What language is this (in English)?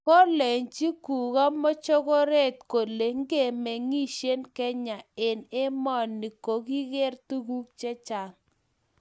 Kalenjin